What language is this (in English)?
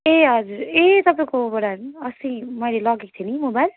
Nepali